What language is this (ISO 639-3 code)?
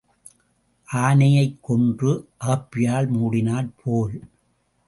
tam